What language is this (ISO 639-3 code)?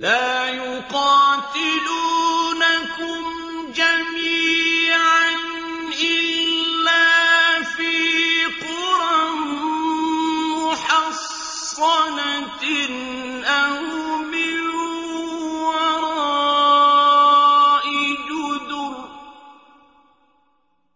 ara